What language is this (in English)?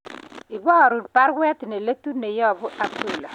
Kalenjin